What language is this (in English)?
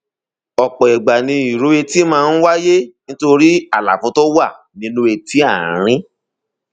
Yoruba